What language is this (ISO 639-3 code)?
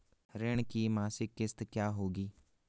hin